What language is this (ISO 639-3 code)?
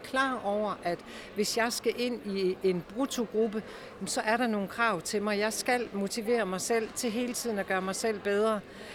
dan